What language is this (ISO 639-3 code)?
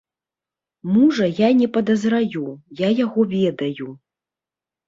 bel